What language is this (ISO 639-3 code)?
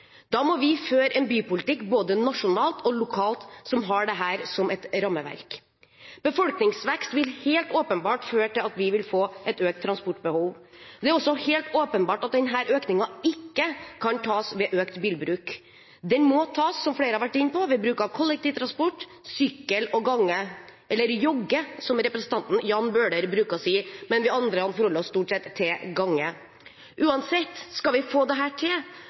nob